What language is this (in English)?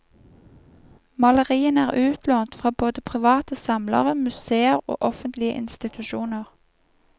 Norwegian